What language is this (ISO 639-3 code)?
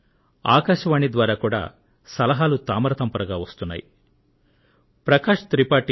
tel